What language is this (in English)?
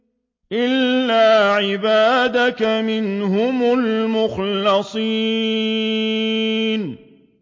Arabic